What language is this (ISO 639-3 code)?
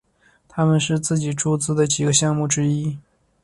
zho